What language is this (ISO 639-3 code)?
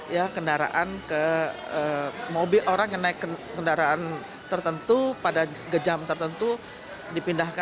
ind